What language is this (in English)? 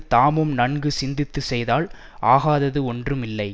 Tamil